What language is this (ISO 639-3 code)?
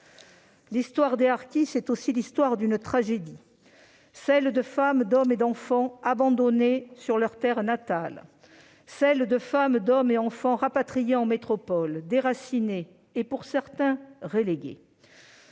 fra